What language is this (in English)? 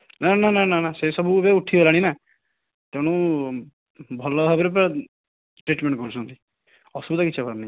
Odia